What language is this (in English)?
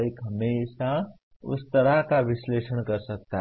Hindi